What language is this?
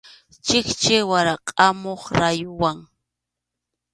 Arequipa-La Unión Quechua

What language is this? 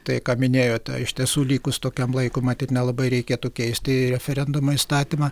Lithuanian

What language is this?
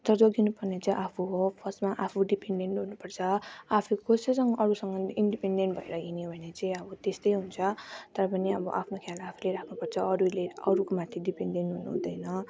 Nepali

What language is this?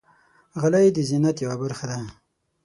Pashto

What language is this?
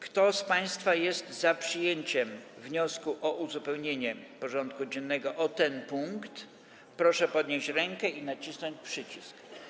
Polish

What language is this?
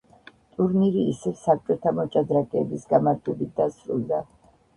Georgian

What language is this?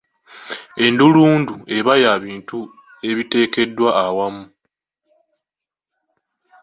Ganda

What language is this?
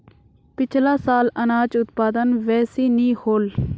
Magahi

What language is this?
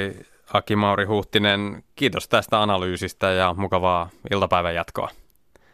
Finnish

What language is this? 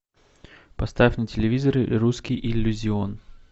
Russian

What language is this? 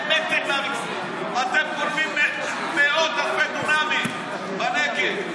Hebrew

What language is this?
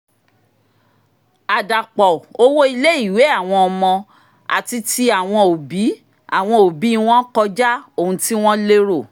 Yoruba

